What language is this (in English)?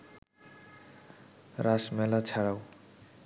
Bangla